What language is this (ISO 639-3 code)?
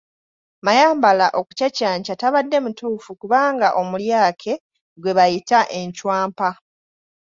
lug